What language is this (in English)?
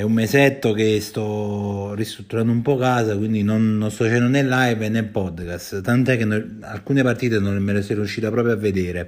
Italian